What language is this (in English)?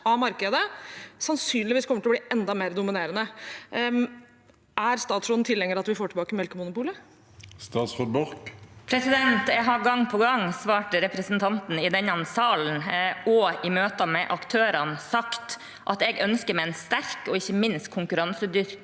Norwegian